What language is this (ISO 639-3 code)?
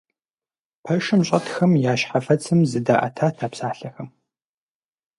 kbd